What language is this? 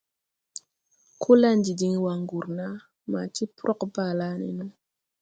Tupuri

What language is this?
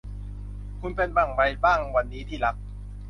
Thai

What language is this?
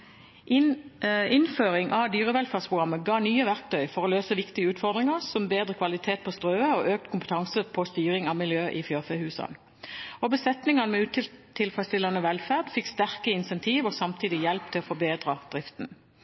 Norwegian Bokmål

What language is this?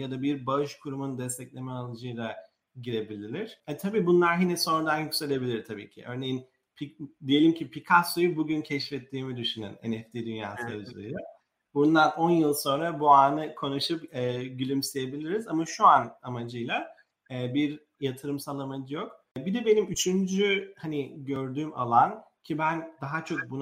Turkish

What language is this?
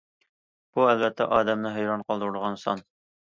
Uyghur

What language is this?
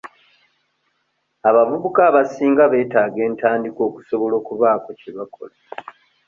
Ganda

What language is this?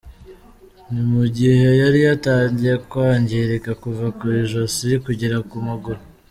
Kinyarwanda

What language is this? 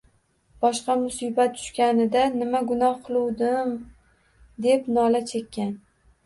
Uzbek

